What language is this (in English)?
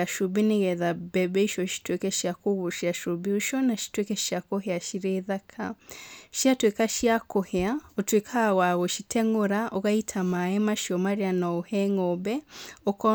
Kikuyu